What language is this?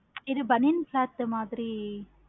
Tamil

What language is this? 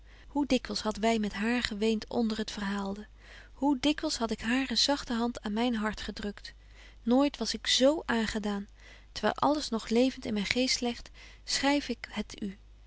Dutch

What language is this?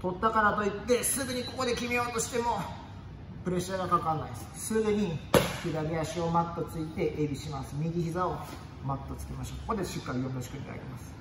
Japanese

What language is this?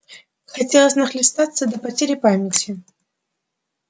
Russian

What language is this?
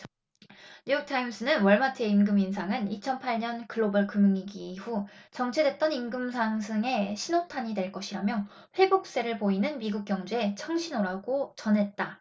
Korean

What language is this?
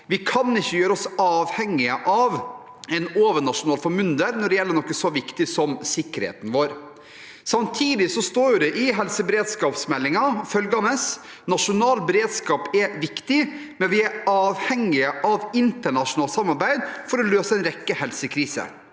Norwegian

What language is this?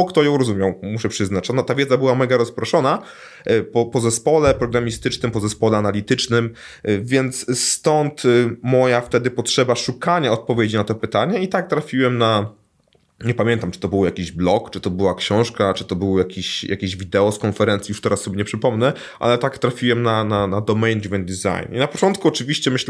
Polish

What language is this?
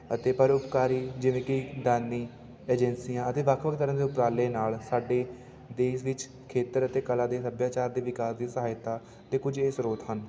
Punjabi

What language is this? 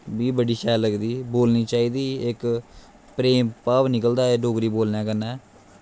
Dogri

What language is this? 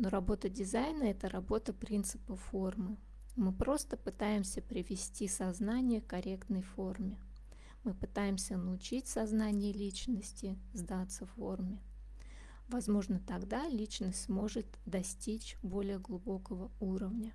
Russian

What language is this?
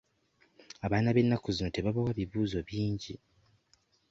Ganda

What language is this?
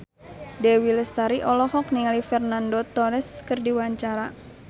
Sundanese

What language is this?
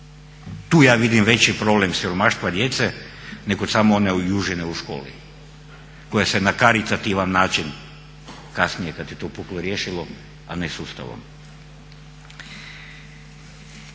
Croatian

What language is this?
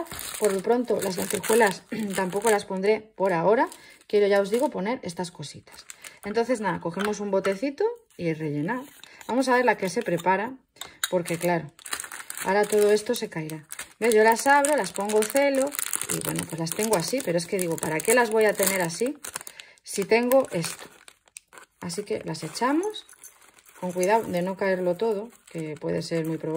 Spanish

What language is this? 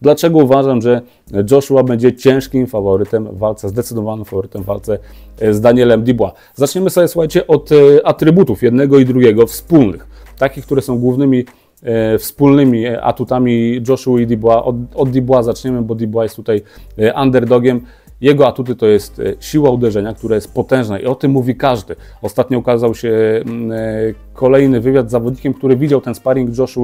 Polish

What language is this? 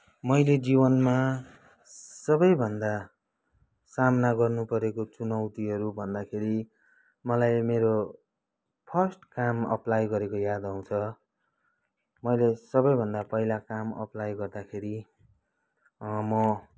Nepali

